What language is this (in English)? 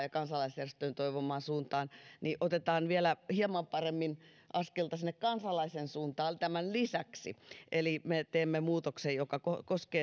Finnish